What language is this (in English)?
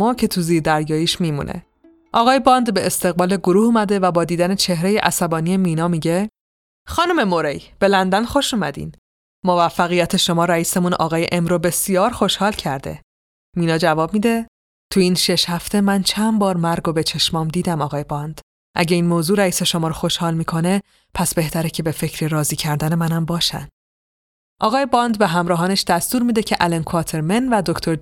Persian